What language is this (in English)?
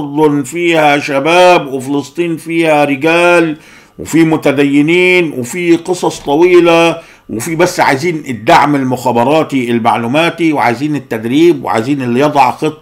Arabic